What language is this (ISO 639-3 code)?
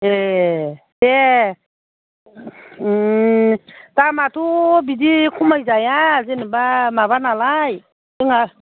brx